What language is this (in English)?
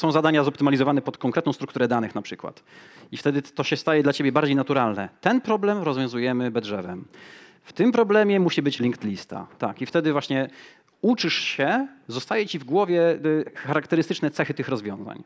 Polish